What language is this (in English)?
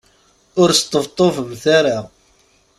Kabyle